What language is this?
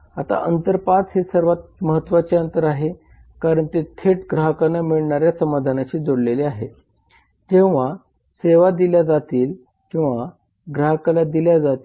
Marathi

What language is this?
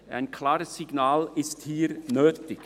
Swiss German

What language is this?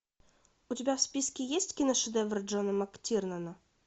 Russian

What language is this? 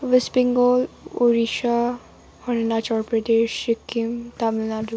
Nepali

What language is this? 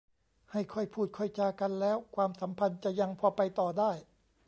Thai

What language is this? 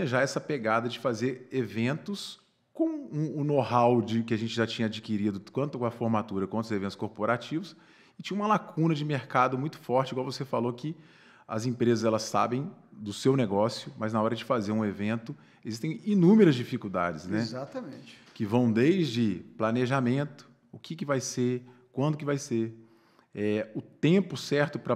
Portuguese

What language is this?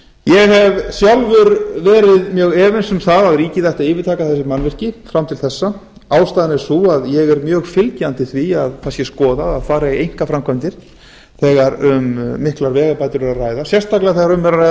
Icelandic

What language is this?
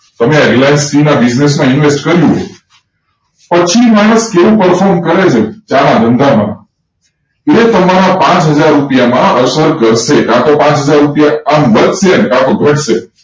Gujarati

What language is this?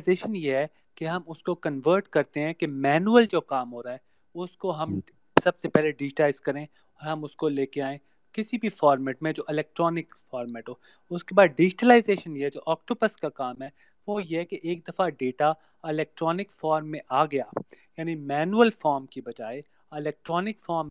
Urdu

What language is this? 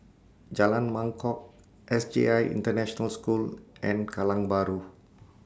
English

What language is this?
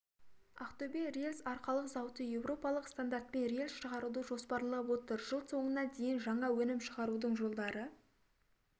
Kazakh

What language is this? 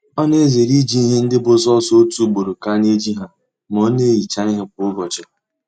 Igbo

